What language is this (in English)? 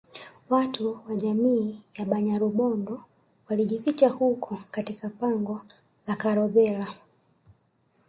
Swahili